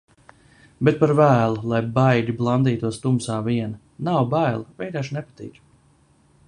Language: Latvian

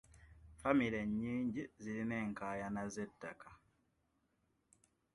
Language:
Ganda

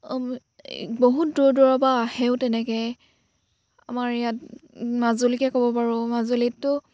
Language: Assamese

